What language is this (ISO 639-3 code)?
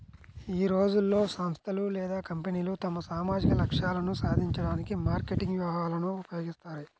tel